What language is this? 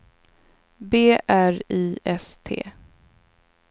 Swedish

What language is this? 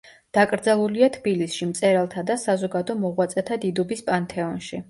Georgian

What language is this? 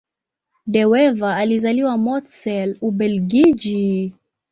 Swahili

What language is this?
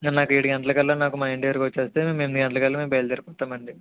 Telugu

